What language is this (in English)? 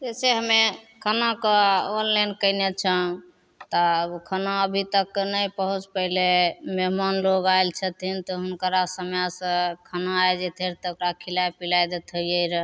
Maithili